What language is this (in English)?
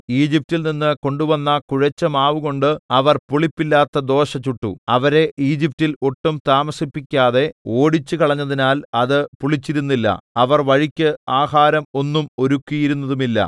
Malayalam